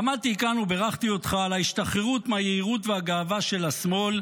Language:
Hebrew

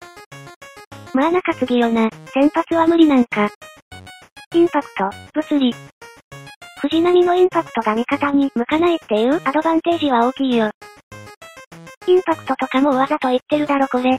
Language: Japanese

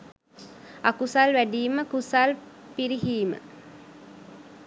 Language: Sinhala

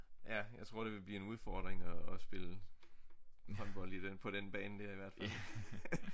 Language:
Danish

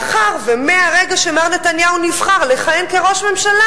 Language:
Hebrew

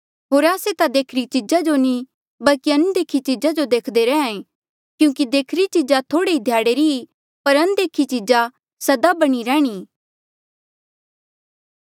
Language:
Mandeali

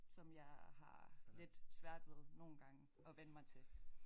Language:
Danish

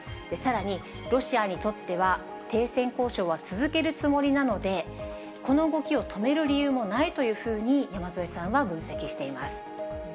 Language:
Japanese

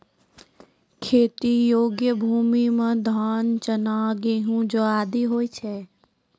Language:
Maithili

